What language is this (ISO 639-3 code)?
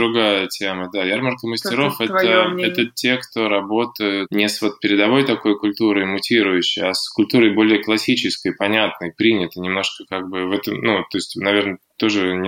rus